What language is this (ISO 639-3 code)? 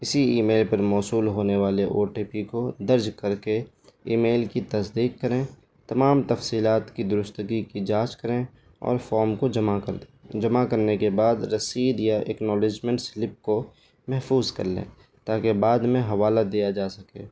urd